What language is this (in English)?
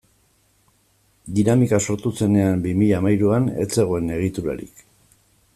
Basque